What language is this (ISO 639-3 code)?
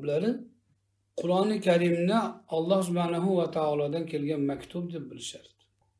tur